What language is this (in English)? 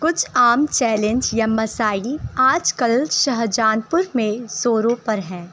Urdu